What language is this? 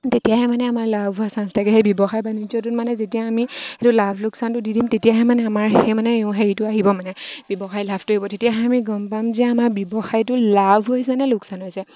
Assamese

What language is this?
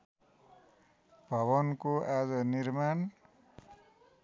Nepali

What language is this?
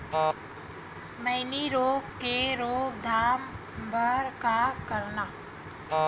Chhattisgarhi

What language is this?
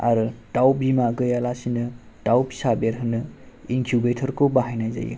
Bodo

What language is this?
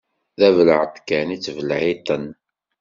Kabyle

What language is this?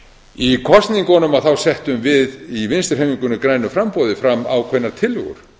Icelandic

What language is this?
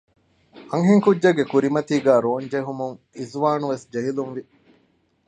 Divehi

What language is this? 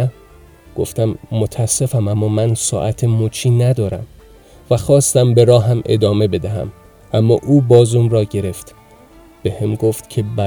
Persian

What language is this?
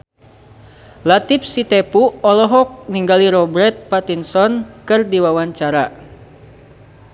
Sundanese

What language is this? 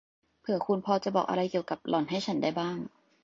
Thai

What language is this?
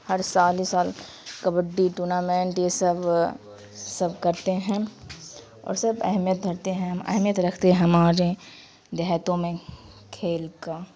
Urdu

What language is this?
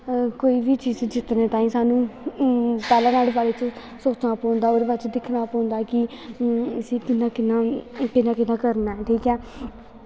Dogri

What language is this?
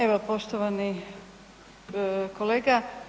Croatian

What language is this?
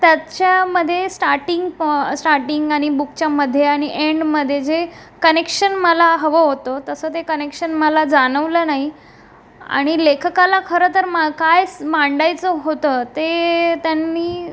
Marathi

